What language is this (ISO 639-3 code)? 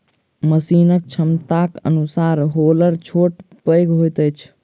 mai